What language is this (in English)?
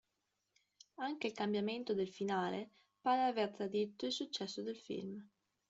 Italian